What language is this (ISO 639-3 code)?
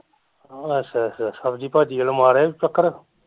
pan